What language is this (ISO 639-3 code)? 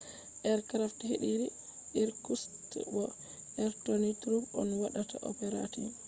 ful